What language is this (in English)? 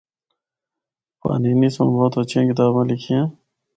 Northern Hindko